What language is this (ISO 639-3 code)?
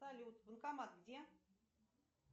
rus